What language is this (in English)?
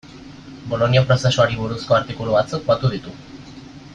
Basque